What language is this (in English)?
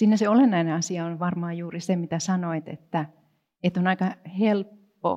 Finnish